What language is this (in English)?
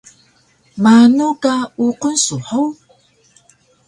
Taroko